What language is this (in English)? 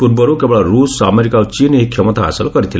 Odia